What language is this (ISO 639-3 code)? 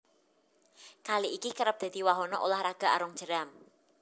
jav